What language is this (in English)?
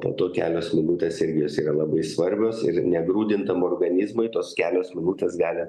Lithuanian